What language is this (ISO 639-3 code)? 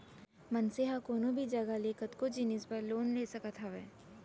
hne